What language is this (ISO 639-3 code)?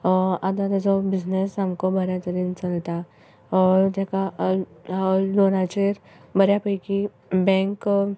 kok